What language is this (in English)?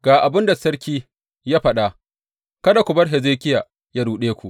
Hausa